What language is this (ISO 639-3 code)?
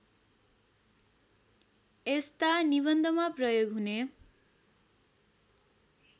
nep